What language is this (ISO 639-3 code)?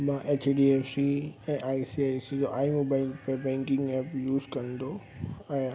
snd